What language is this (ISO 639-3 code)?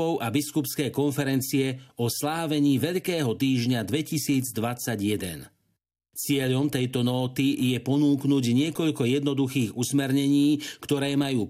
slk